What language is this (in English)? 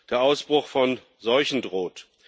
German